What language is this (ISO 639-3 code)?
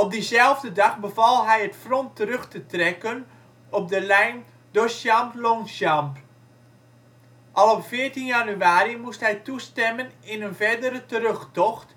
nld